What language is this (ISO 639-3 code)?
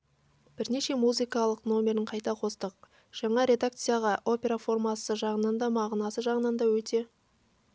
kaz